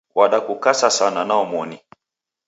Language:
Taita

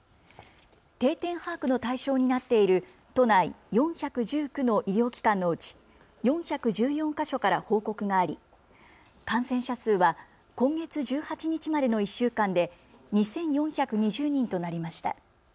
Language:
Japanese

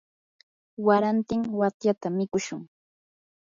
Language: Yanahuanca Pasco Quechua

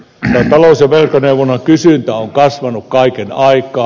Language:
Finnish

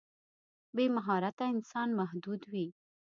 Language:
Pashto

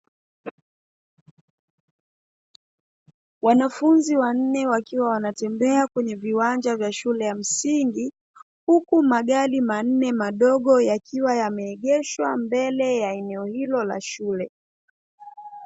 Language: Swahili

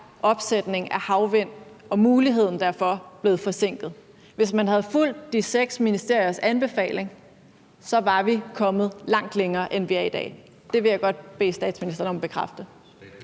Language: Danish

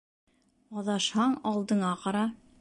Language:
Bashkir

